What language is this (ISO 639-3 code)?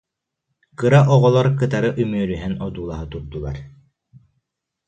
sah